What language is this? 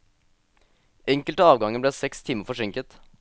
Norwegian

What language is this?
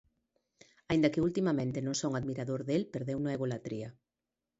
Galician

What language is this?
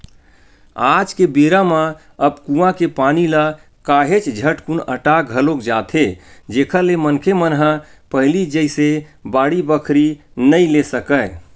Chhattisgarhi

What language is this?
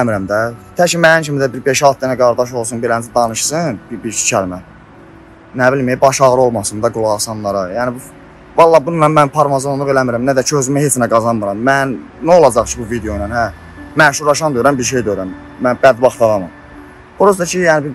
Turkish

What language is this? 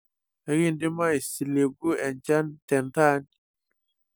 Masai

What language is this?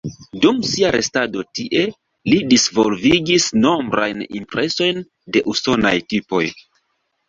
Esperanto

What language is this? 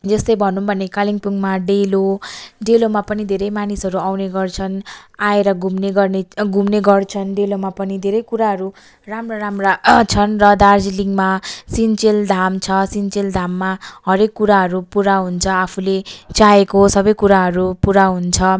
Nepali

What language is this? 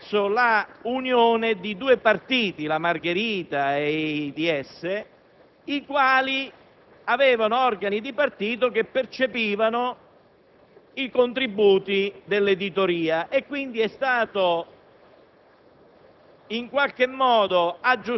Italian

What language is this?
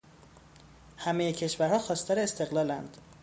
Persian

